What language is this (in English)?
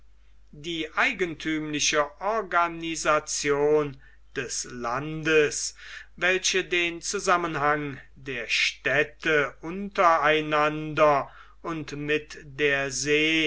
German